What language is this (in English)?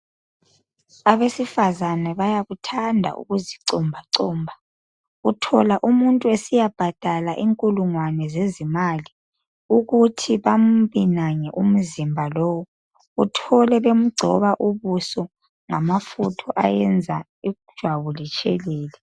North Ndebele